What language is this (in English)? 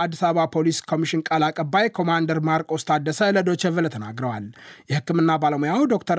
Amharic